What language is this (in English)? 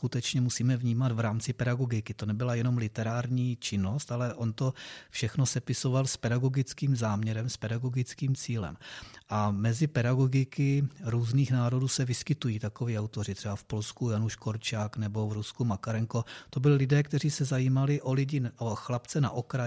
Czech